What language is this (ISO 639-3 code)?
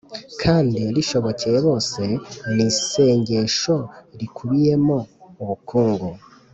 kin